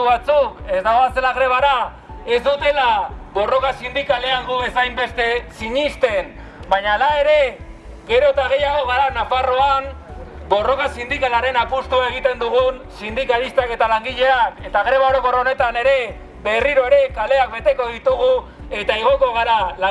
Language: Spanish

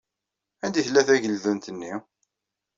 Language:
Kabyle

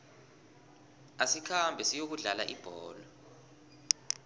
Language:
South Ndebele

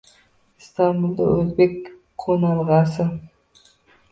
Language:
Uzbek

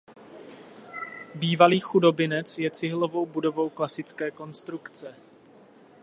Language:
Czech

